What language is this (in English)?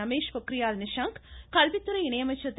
Tamil